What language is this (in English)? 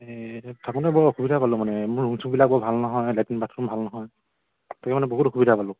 Assamese